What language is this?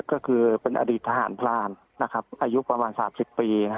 Thai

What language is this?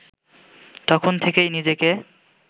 Bangla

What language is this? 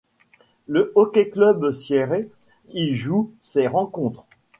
French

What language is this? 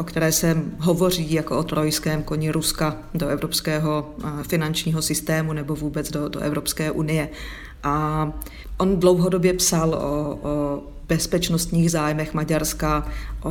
Czech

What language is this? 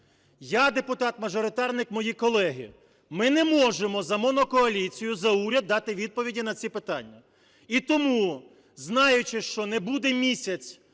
Ukrainian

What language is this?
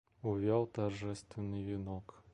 Russian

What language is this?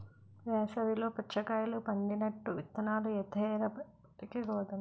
Telugu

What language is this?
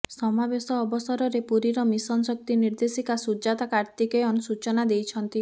Odia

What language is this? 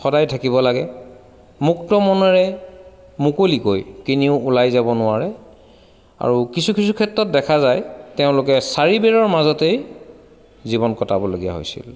Assamese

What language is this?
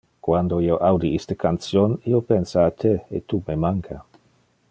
Interlingua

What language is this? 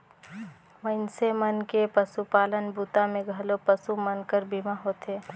Chhattisgarhi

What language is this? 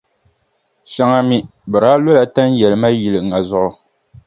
Dagbani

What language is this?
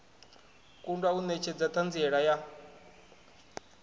Venda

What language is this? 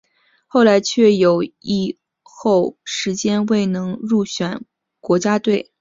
Chinese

